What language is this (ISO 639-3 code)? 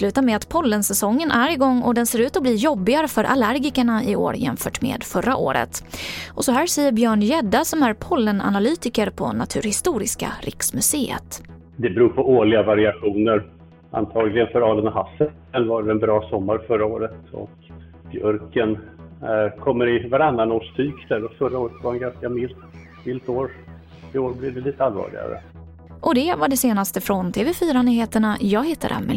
swe